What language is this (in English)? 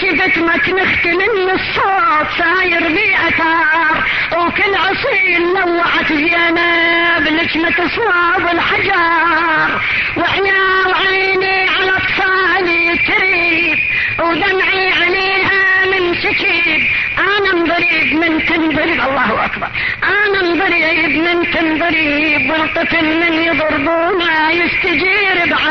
Arabic